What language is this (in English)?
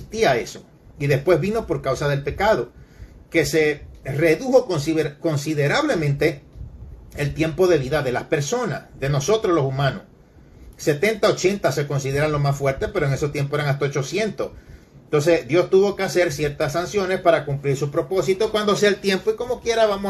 Spanish